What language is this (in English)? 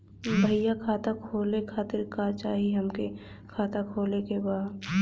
Bhojpuri